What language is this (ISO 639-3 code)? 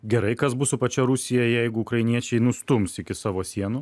lit